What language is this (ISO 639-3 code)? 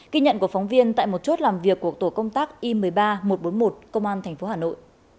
vie